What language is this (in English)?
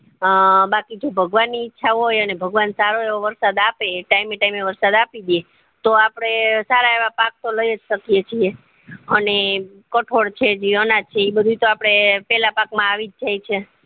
Gujarati